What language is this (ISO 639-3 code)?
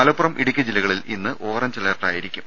mal